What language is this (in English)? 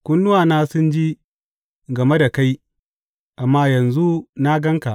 Hausa